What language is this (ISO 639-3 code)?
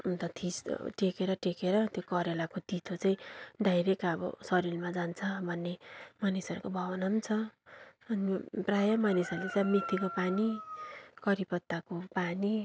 nep